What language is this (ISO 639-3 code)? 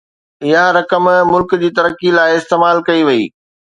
snd